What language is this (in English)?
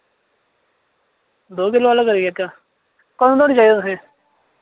Dogri